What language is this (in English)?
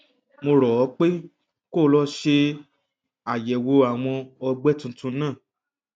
Yoruba